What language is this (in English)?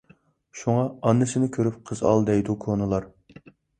Uyghur